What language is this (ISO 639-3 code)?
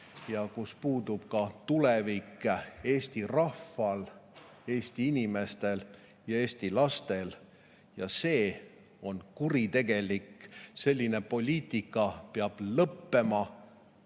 est